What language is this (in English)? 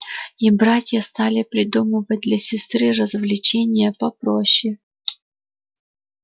Russian